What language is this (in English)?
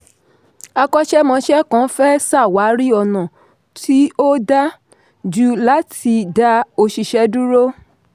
Yoruba